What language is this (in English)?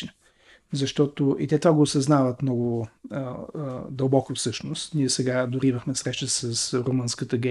Bulgarian